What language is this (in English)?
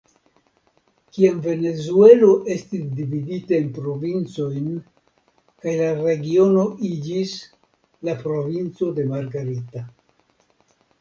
Esperanto